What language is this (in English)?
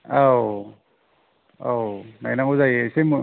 Bodo